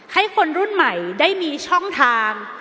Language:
Thai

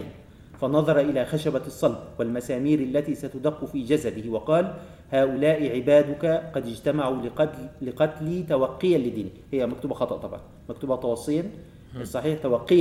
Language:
Arabic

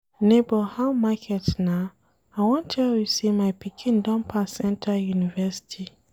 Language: Nigerian Pidgin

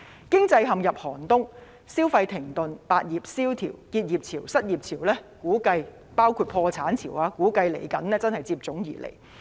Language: Cantonese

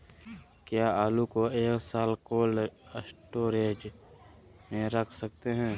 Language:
Magahi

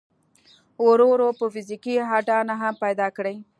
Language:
Pashto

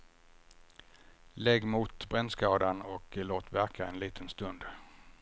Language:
Swedish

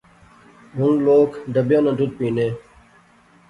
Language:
Pahari-Potwari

